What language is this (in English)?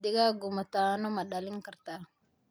Somali